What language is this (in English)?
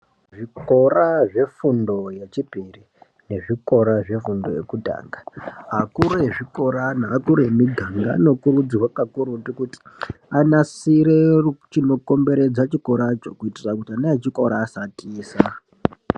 Ndau